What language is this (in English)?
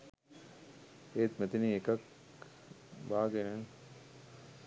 Sinhala